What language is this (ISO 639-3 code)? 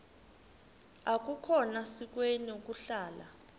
xho